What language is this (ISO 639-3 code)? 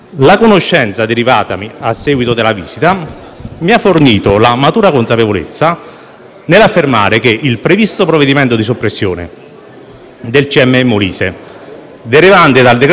ita